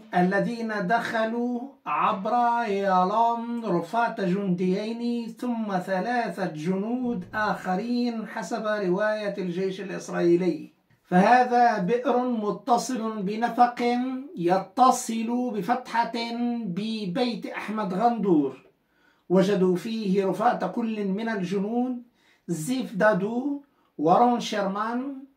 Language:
Arabic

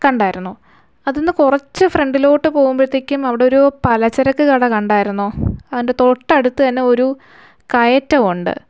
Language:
Malayalam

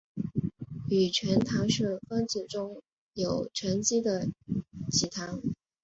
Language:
Chinese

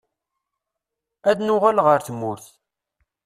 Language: Kabyle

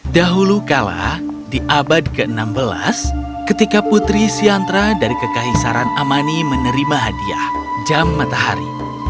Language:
Indonesian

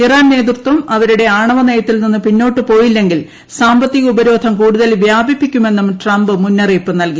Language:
Malayalam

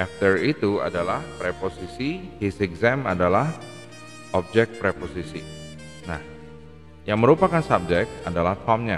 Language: Indonesian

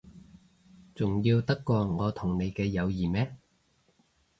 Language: Cantonese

